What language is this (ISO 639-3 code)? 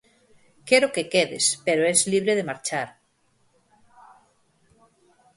glg